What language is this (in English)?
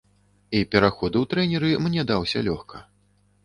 Belarusian